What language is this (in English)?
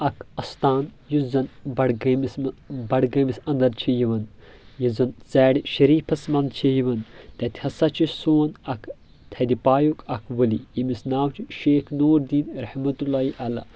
Kashmiri